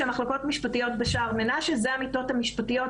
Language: Hebrew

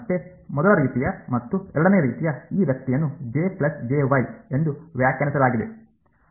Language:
Kannada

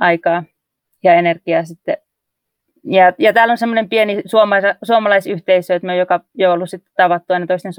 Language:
Finnish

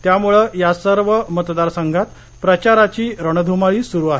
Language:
Marathi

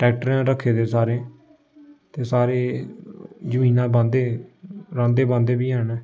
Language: Dogri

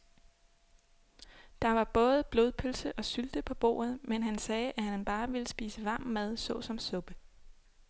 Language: Danish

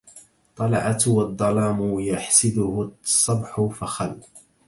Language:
Arabic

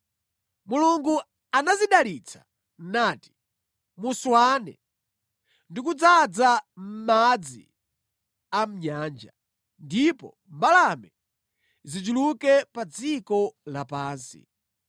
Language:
Nyanja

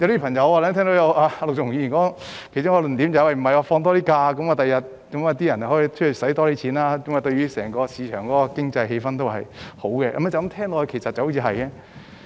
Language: Cantonese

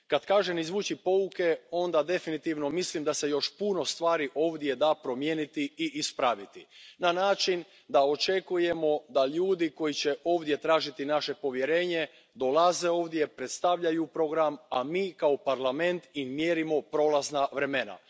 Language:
Croatian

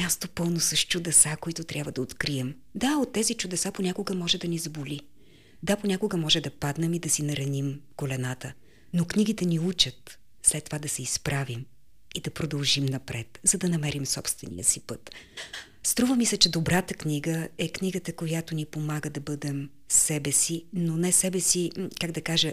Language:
Bulgarian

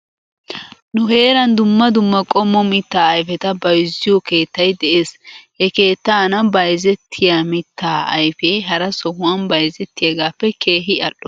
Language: Wolaytta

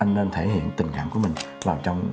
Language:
Vietnamese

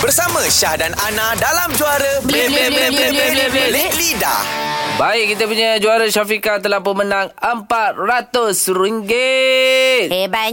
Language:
Malay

